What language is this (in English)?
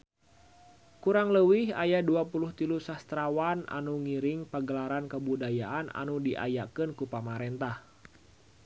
Sundanese